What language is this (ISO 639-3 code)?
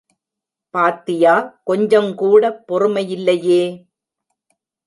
tam